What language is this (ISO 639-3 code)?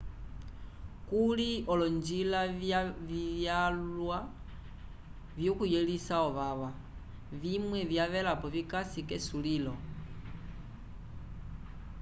umb